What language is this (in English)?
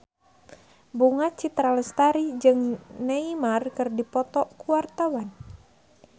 Sundanese